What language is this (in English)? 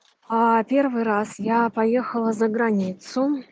Russian